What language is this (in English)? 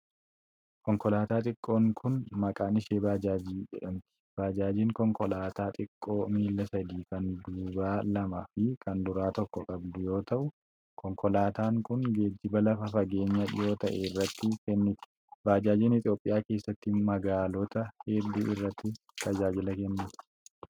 Oromo